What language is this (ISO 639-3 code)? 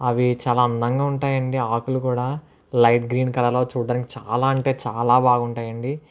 tel